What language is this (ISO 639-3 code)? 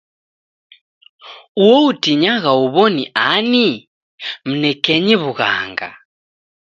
dav